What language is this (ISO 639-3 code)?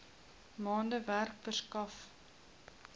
afr